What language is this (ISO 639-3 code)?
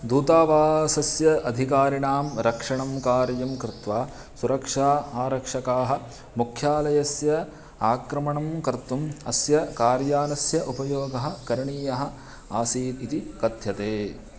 san